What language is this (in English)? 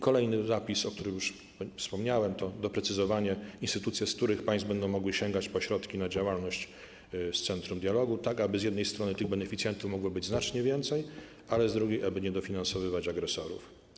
Polish